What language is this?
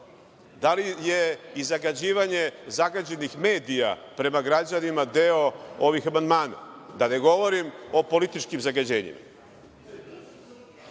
Serbian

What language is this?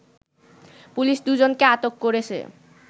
Bangla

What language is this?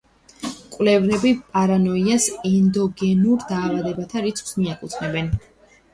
Georgian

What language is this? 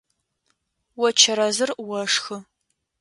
Adyghe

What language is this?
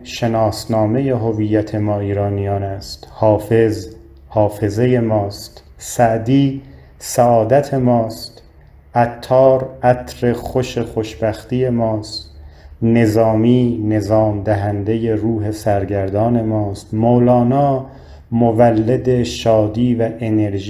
Persian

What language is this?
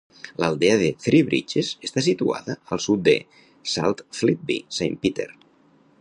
Catalan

